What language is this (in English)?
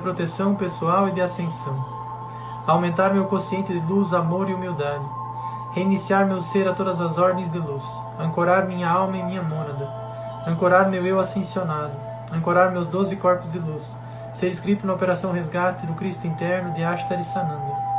Portuguese